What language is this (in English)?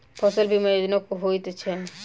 Maithili